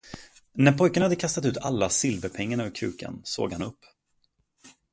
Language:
Swedish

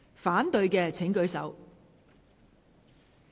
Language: Cantonese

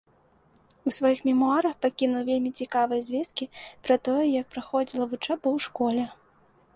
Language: Belarusian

